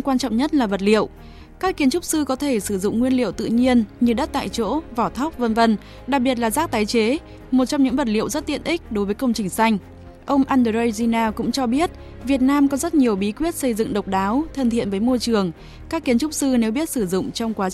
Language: Vietnamese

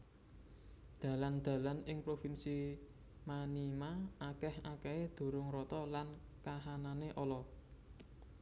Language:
Javanese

